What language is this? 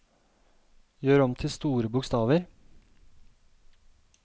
Norwegian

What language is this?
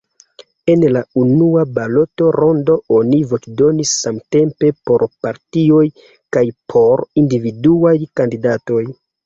Esperanto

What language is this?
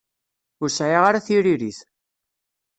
Kabyle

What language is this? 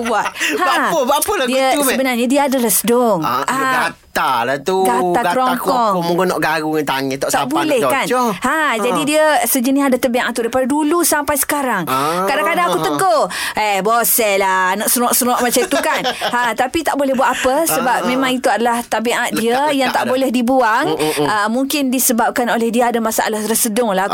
Malay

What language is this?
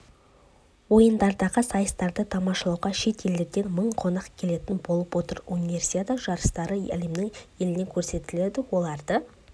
Kazakh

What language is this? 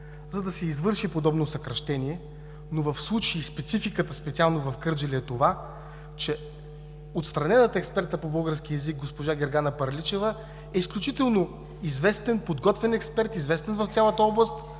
Bulgarian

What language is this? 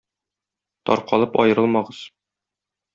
Tatar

